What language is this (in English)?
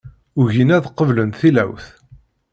Kabyle